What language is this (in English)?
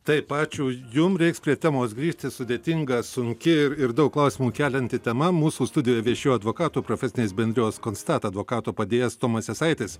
Lithuanian